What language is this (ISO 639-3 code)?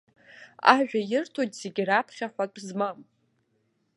abk